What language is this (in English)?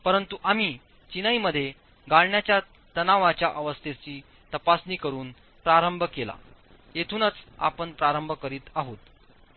Marathi